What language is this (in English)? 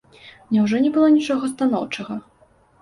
Belarusian